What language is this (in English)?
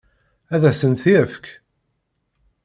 Kabyle